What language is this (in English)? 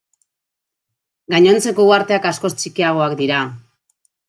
Basque